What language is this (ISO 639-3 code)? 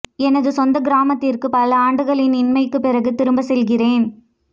tam